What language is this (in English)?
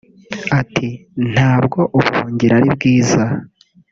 Kinyarwanda